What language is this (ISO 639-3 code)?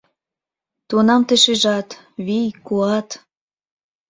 chm